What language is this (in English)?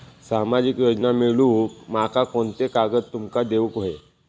Marathi